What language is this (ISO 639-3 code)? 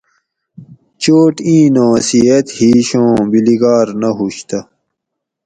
gwc